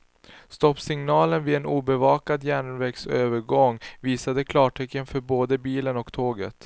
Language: Swedish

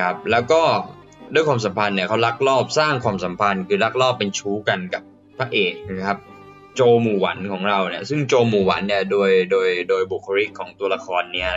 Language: Thai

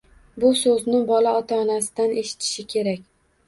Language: Uzbek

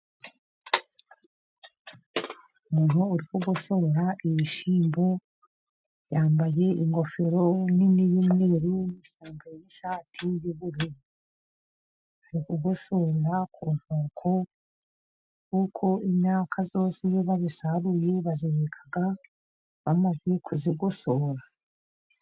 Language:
Kinyarwanda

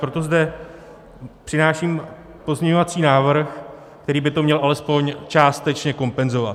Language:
Czech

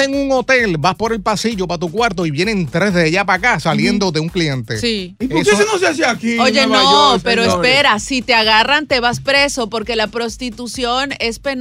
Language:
Spanish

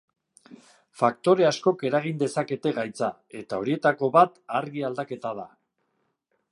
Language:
Basque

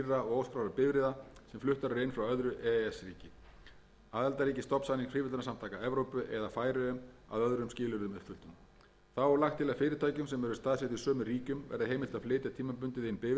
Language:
Icelandic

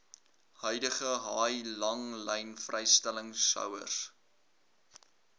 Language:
Afrikaans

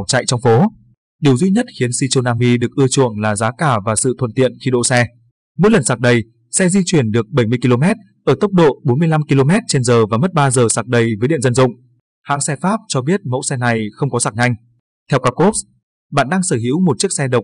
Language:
Vietnamese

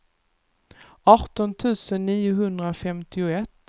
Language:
Swedish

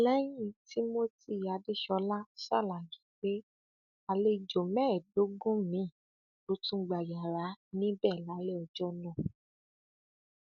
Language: Yoruba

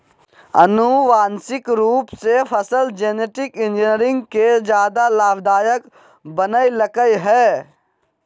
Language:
Magahi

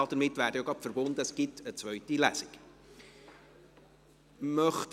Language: Swiss German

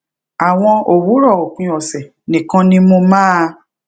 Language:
Yoruba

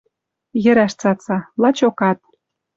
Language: Western Mari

